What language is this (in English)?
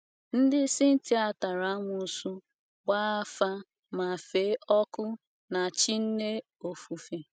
Igbo